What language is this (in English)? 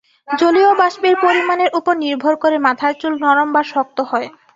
Bangla